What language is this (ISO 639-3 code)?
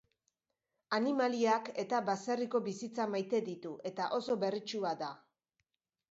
eus